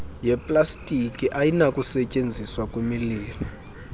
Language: Xhosa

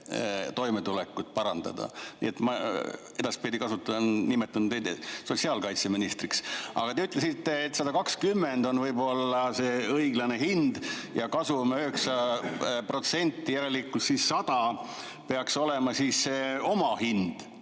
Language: Estonian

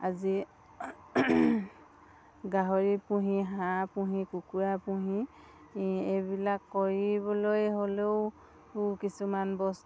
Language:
Assamese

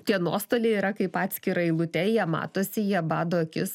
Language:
Lithuanian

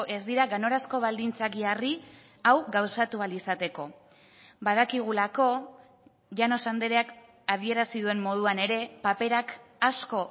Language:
Basque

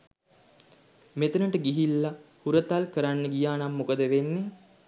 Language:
Sinhala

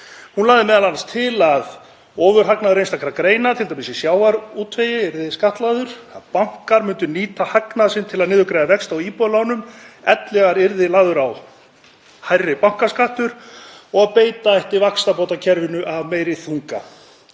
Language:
Icelandic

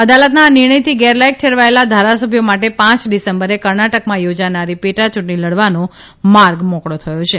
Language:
Gujarati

